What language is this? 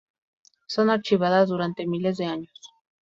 Spanish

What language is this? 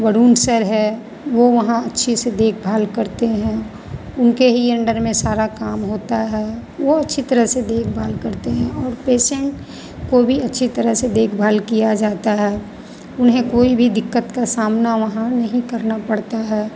Hindi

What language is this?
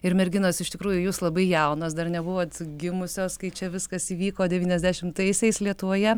Lithuanian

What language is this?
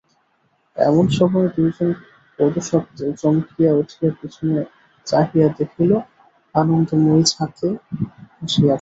Bangla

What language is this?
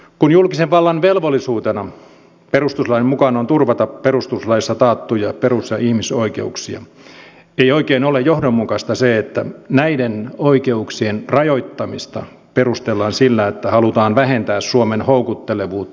Finnish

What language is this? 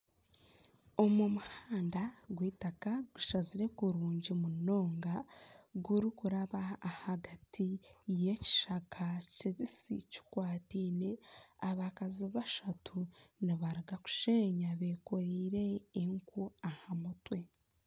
Nyankole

